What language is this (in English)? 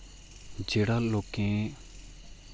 Dogri